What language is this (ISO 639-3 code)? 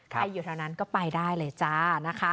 tha